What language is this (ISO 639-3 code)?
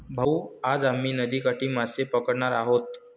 mar